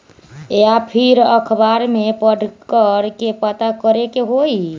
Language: Magahi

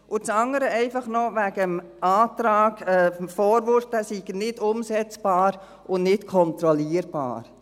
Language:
Swiss German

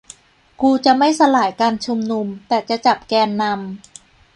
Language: Thai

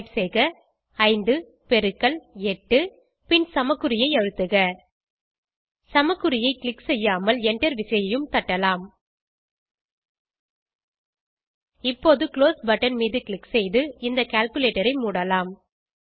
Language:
Tamil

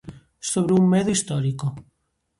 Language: Galician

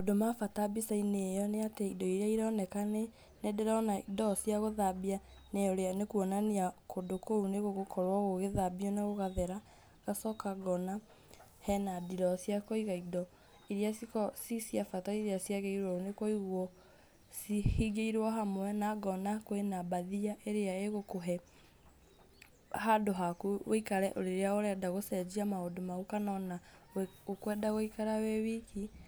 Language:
Kikuyu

